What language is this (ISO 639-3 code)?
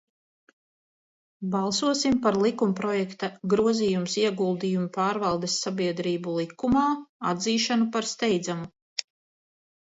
lav